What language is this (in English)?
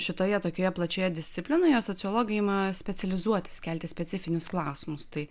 Lithuanian